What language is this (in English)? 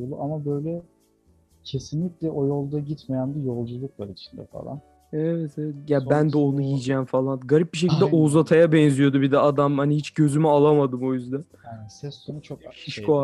Turkish